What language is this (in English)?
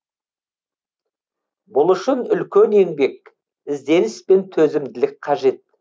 Kazakh